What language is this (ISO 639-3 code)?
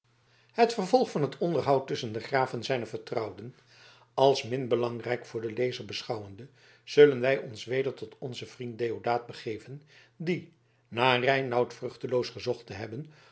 nld